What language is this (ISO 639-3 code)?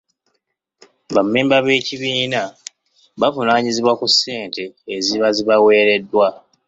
lug